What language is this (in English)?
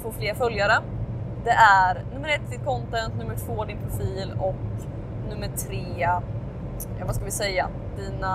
Swedish